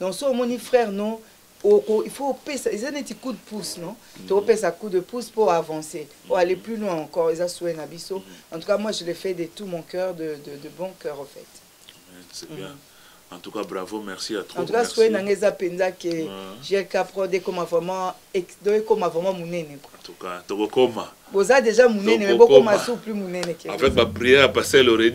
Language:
French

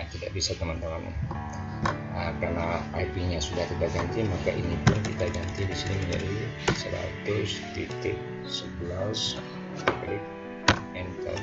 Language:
Indonesian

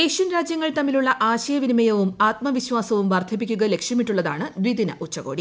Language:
Malayalam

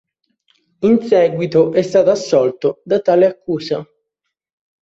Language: Italian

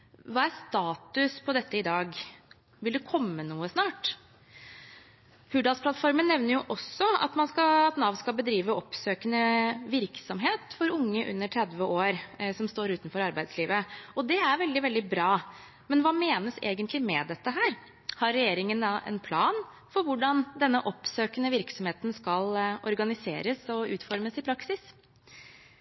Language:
Norwegian Bokmål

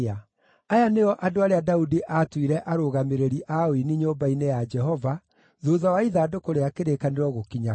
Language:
Kikuyu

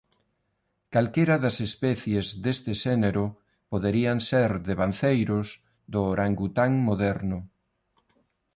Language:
Galician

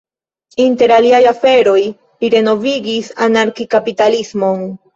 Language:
Esperanto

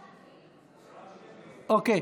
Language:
Hebrew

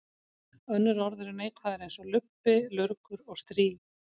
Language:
Icelandic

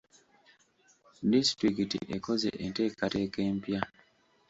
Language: Ganda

